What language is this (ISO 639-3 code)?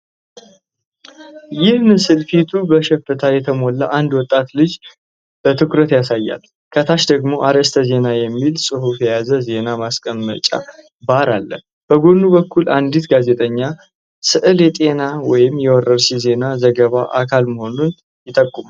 amh